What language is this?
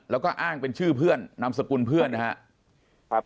Thai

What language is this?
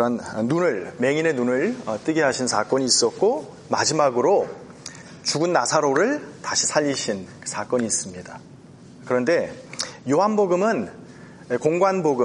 Korean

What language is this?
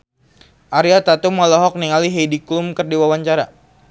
Sundanese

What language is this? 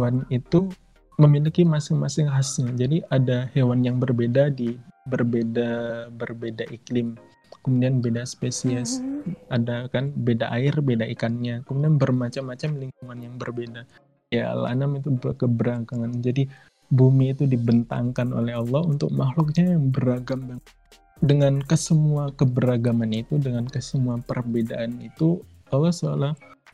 Indonesian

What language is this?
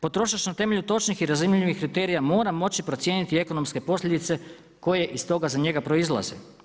Croatian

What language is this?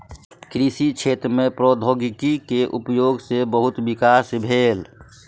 Maithili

